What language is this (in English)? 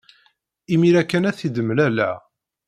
Kabyle